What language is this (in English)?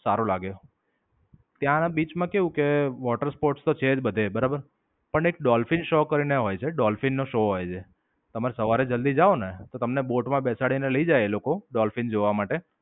Gujarati